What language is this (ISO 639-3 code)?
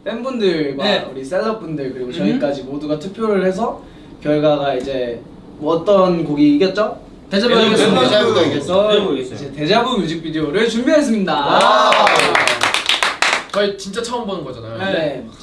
kor